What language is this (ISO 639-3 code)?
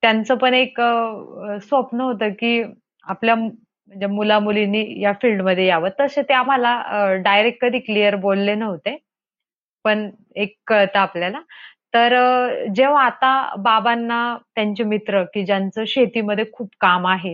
mar